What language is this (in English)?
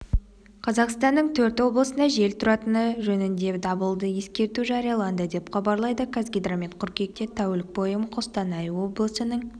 Kazakh